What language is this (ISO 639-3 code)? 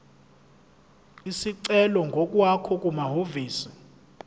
zul